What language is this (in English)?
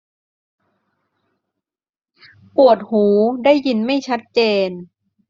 Thai